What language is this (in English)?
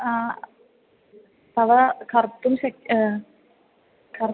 Sanskrit